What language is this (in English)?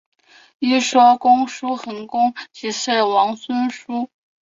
Chinese